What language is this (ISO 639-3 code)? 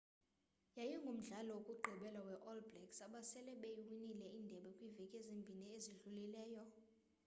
xho